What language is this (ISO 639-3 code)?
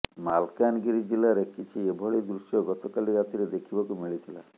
ori